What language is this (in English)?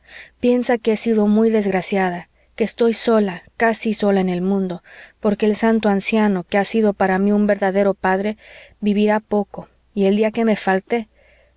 Spanish